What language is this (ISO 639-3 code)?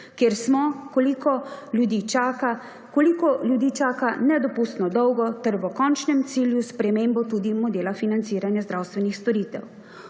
slv